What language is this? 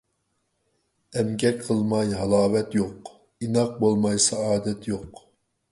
Uyghur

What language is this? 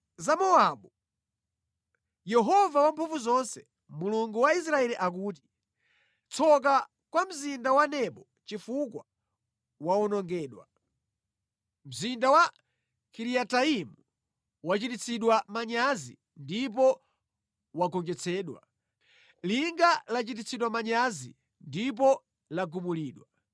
Nyanja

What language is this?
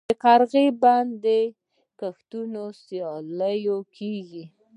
Pashto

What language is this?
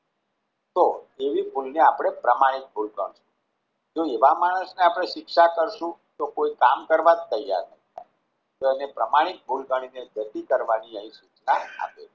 Gujarati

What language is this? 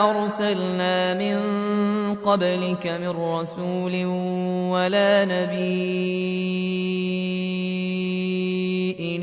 Arabic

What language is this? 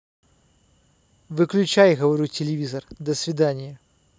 Russian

